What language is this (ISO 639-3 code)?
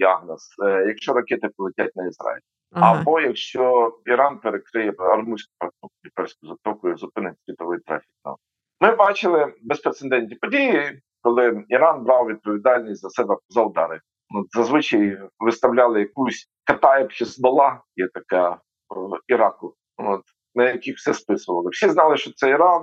ukr